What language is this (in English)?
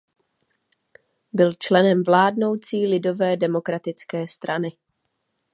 Czech